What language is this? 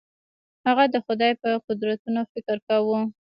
Pashto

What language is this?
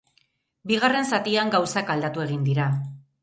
Basque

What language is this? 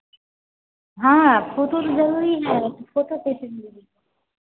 Hindi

